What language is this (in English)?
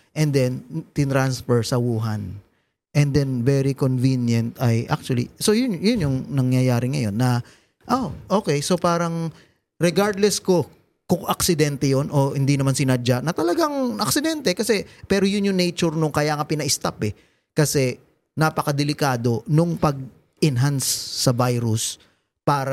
Filipino